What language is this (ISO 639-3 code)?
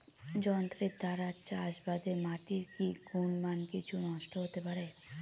ben